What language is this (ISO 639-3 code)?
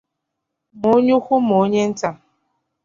ibo